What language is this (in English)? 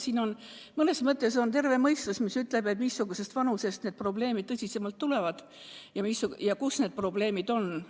Estonian